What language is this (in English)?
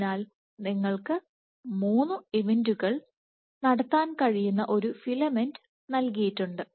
Malayalam